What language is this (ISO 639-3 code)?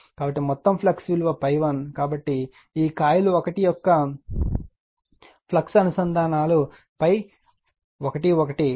tel